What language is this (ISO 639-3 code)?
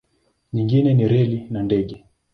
swa